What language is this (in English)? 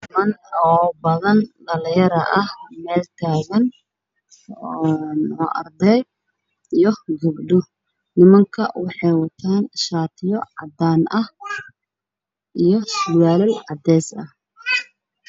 Somali